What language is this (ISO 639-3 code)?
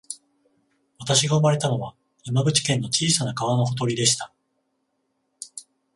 jpn